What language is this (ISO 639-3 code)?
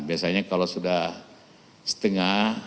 ind